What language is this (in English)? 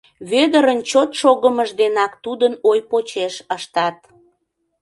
Mari